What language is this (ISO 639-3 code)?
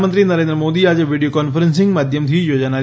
guj